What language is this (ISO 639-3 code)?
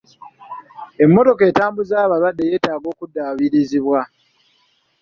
lug